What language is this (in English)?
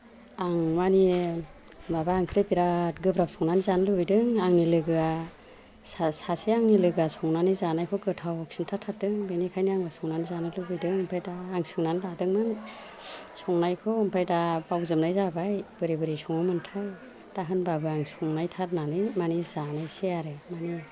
Bodo